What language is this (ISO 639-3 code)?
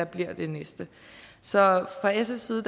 dan